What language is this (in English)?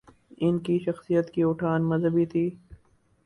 Urdu